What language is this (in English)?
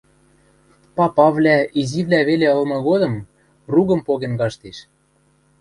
Western Mari